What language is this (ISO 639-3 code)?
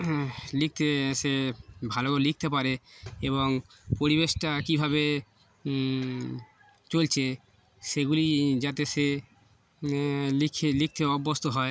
ben